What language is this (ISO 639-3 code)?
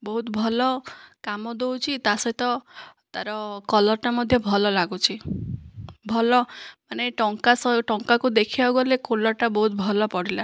ori